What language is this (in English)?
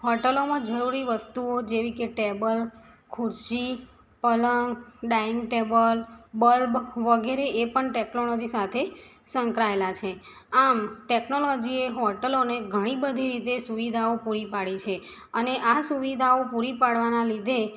Gujarati